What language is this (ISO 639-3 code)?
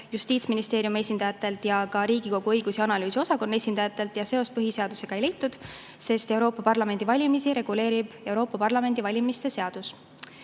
est